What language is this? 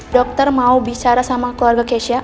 Indonesian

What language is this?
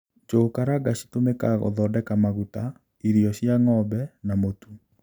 Kikuyu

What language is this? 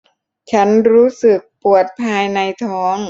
Thai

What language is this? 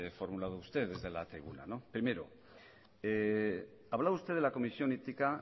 Spanish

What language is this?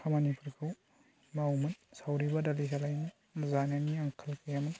Bodo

